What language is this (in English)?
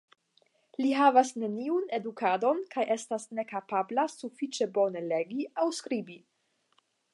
Esperanto